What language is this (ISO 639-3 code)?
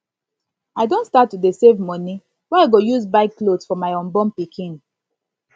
pcm